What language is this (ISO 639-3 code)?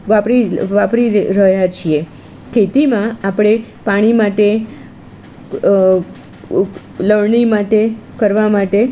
guj